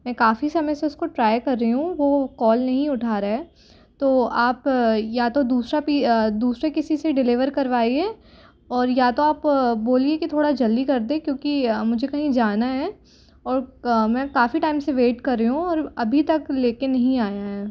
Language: Hindi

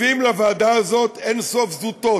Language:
Hebrew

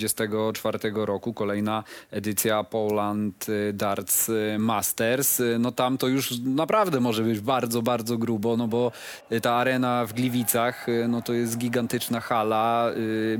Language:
Polish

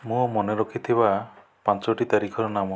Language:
Odia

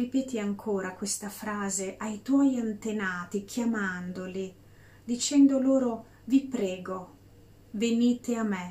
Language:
Italian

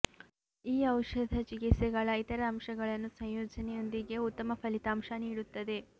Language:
Kannada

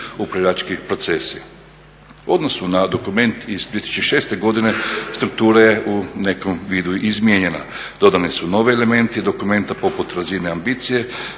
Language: Croatian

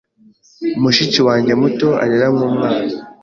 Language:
Kinyarwanda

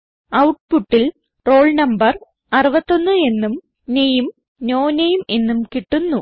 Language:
Malayalam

